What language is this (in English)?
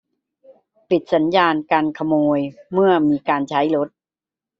Thai